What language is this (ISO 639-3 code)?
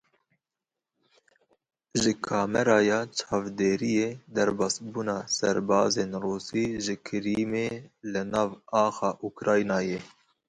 kur